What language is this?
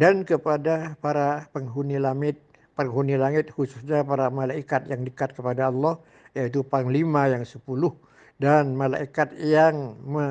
Indonesian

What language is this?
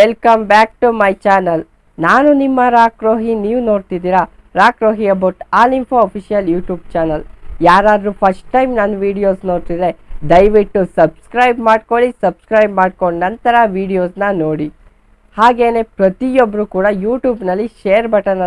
Kannada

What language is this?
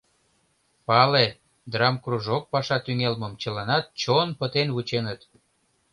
Mari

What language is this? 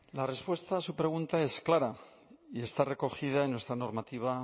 Spanish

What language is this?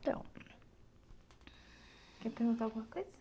Portuguese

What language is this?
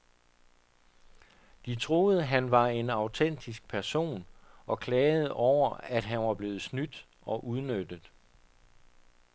Danish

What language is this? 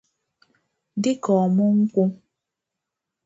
Igbo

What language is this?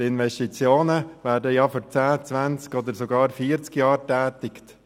Swiss German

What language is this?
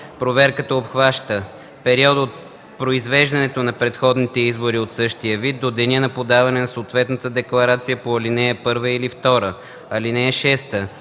Bulgarian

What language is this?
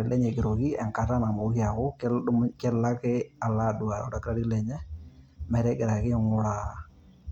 Masai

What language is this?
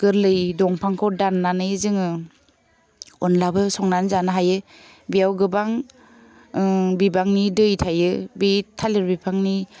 Bodo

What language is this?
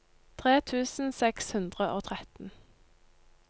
Norwegian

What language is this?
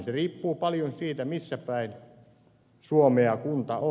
Finnish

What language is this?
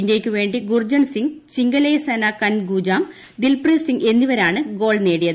Malayalam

